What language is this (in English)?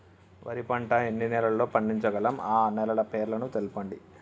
Telugu